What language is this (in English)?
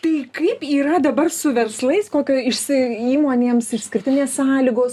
Lithuanian